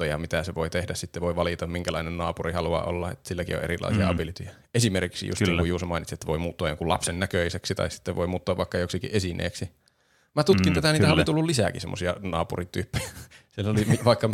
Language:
Finnish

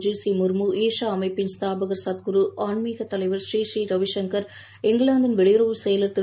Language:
Tamil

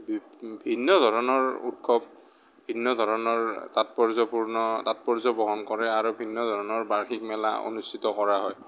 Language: Assamese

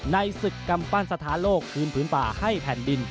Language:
Thai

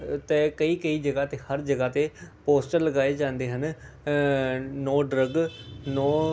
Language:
Punjabi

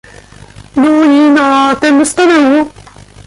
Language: Polish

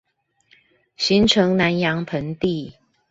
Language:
Chinese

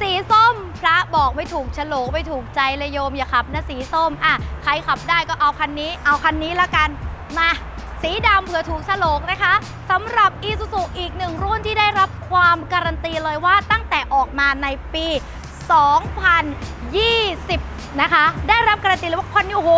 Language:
Thai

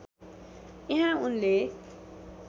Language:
Nepali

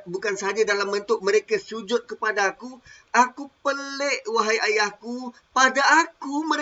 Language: Malay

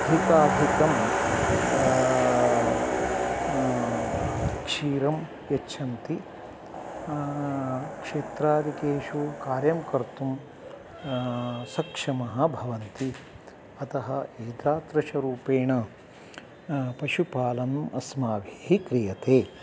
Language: Sanskrit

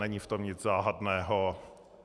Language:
Czech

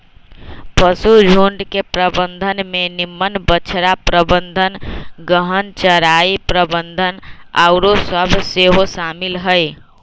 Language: Magahi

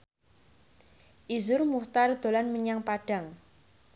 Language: Javanese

